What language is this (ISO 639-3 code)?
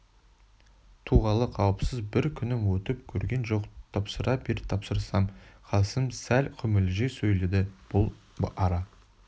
kaz